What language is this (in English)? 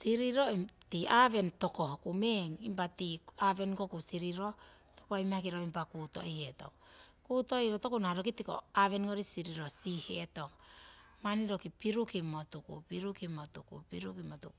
Siwai